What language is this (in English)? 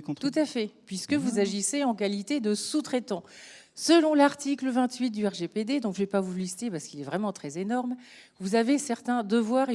French